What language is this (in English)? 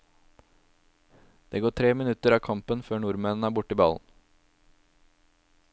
Norwegian